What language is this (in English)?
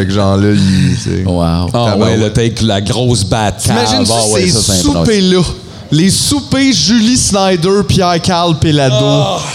French